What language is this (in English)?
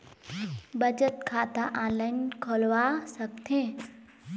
Chhattisgarhi